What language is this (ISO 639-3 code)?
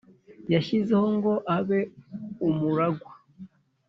kin